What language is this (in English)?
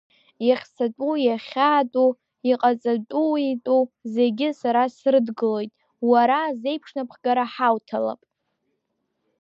Abkhazian